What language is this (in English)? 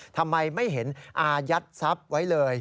Thai